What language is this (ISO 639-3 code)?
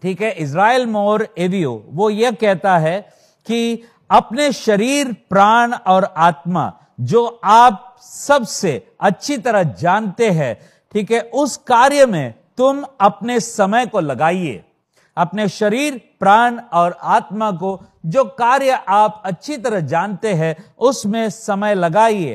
hin